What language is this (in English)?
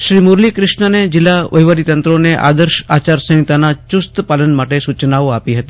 Gujarati